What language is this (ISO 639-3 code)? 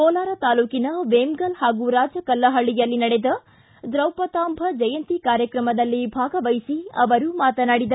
kan